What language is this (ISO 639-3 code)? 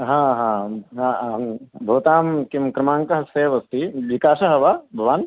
san